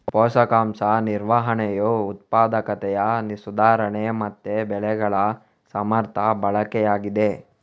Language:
Kannada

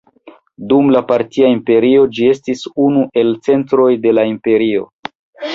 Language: Esperanto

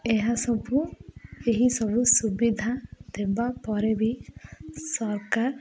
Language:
Odia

